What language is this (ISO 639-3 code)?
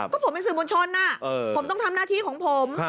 tha